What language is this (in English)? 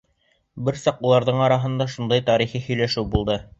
Bashkir